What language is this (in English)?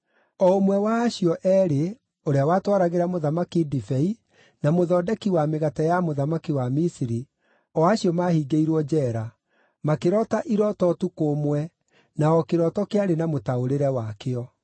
Kikuyu